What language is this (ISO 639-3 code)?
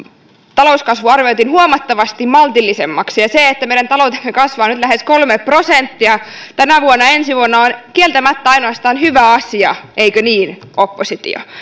fin